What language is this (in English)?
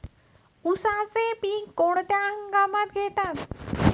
Marathi